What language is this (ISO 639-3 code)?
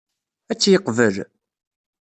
kab